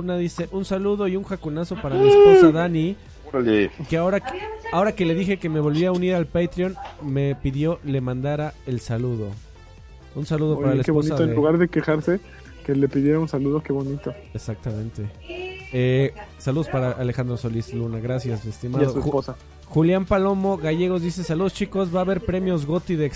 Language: Spanish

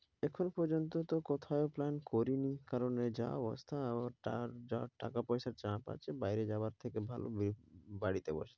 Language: Bangla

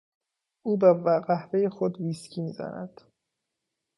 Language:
Persian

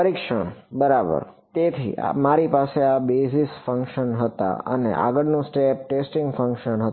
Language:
Gujarati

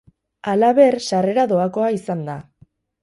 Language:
Basque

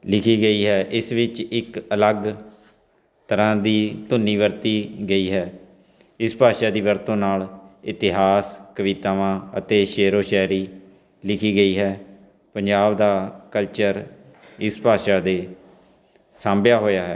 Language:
Punjabi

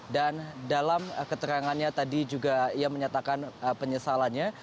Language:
Indonesian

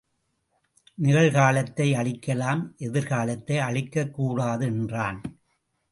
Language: Tamil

